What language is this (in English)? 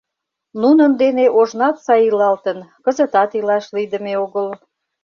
Mari